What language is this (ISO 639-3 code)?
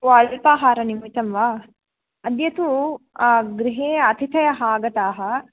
san